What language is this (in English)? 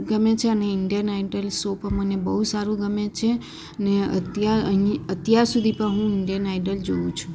Gujarati